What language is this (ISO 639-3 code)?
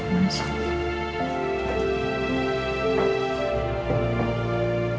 ind